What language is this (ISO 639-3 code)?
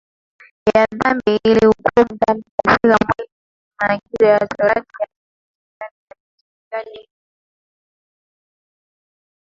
swa